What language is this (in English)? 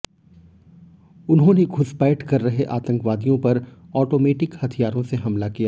Hindi